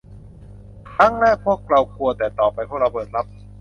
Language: Thai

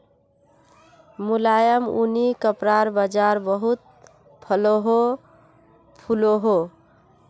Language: Magahi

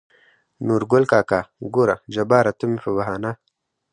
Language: Pashto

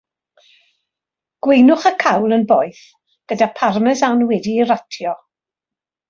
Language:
Welsh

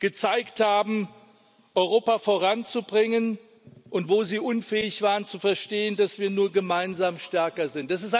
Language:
German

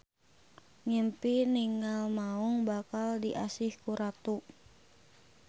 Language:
Sundanese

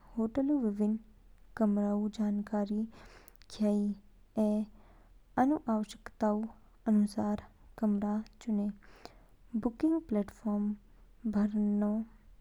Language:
Kinnauri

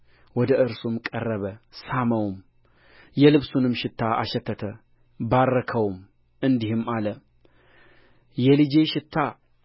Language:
Amharic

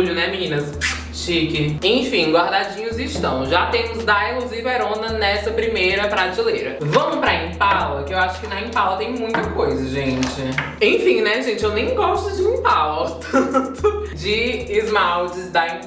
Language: Portuguese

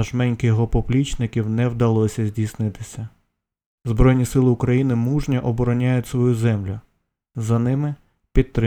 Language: Ukrainian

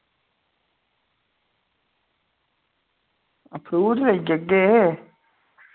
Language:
Dogri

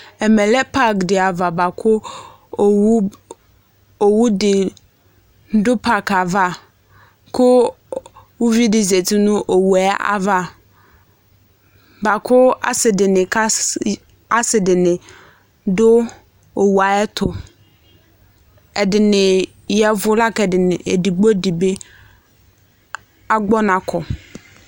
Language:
Ikposo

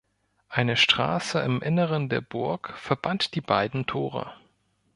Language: German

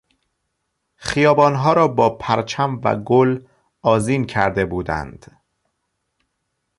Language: Persian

